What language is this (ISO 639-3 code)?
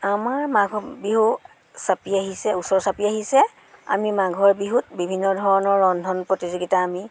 asm